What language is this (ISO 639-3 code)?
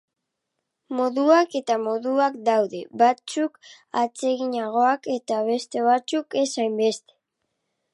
eus